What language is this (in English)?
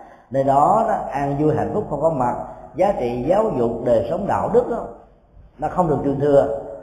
Vietnamese